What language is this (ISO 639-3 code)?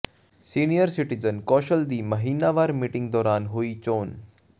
pan